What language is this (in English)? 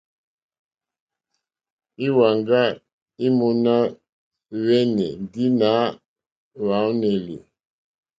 Mokpwe